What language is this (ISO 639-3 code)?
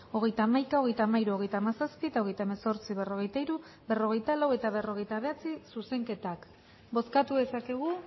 eus